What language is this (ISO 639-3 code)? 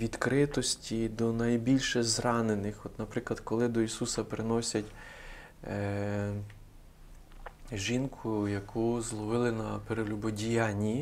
ukr